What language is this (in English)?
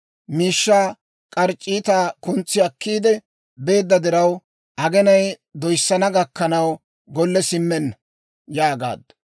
Dawro